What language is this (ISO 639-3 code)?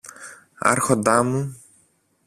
ell